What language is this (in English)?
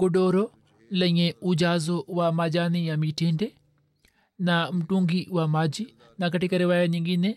Swahili